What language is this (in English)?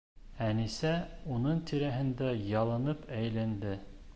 Bashkir